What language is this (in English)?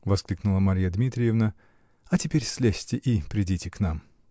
Russian